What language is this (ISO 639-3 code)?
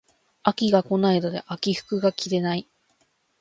jpn